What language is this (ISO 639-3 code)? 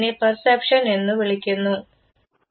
mal